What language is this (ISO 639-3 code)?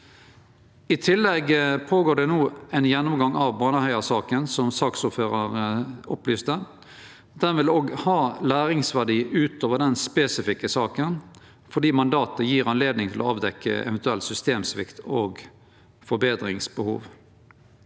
nor